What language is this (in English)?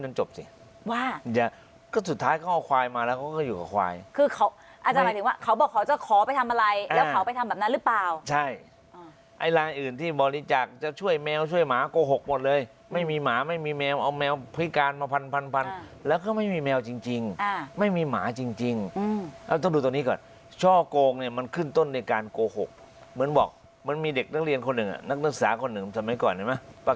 Thai